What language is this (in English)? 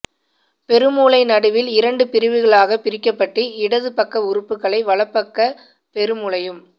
Tamil